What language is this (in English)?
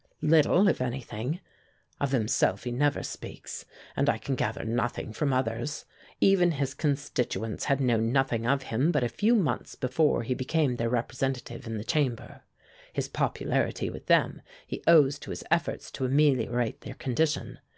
English